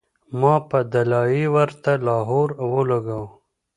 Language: Pashto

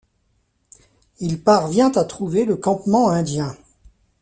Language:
French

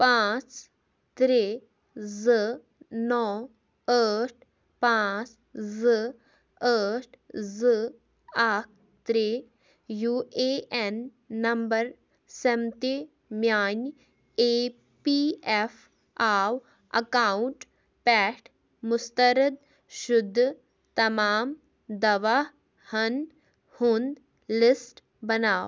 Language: Kashmiri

